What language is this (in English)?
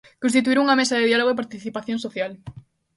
Galician